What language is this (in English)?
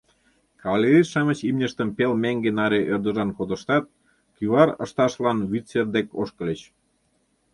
Mari